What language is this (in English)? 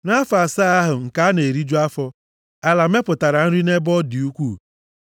Igbo